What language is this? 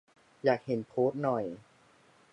Thai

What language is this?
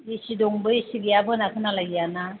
Bodo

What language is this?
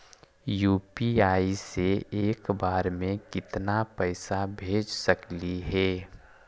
Magahi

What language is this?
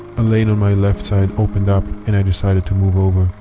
English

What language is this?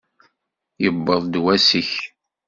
Kabyle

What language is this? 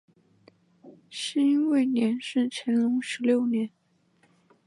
Chinese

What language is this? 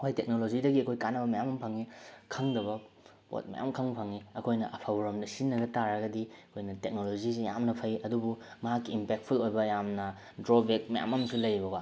Manipuri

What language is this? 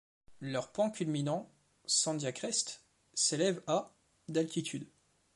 French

